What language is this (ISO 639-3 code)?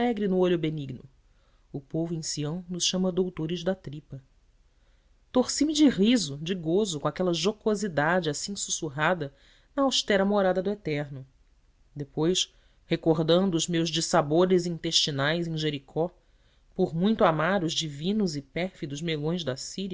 por